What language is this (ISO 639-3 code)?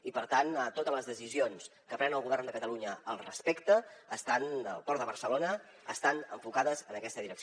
cat